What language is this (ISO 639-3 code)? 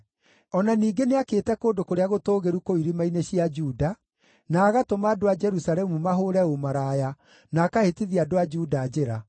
kik